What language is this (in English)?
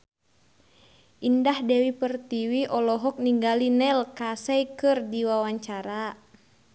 Sundanese